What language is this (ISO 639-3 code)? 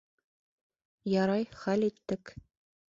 bak